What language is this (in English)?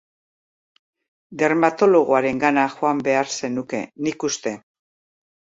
Basque